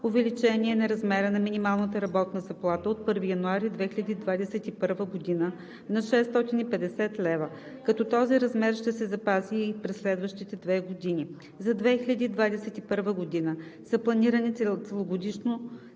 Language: Bulgarian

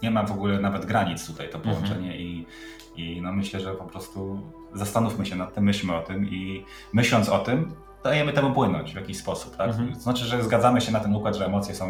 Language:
Polish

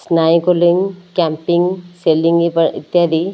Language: Odia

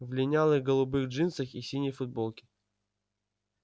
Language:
Russian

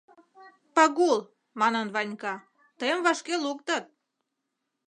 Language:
Mari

